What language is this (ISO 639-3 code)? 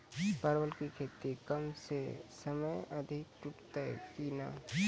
mai